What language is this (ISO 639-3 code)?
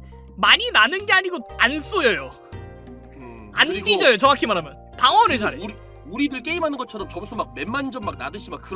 kor